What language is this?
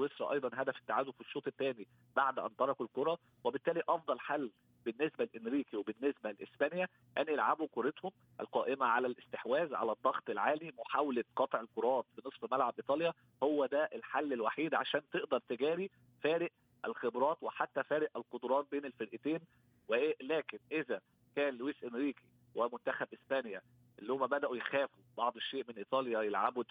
Arabic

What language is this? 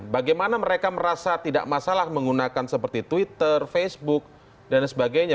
Indonesian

